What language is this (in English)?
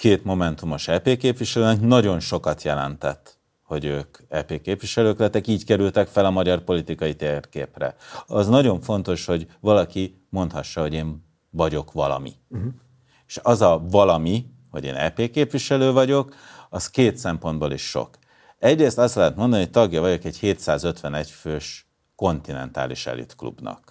Hungarian